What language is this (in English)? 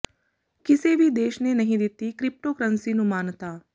Punjabi